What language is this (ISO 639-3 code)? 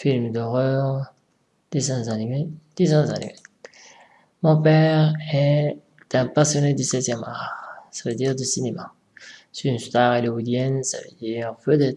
fra